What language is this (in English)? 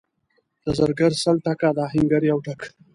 Pashto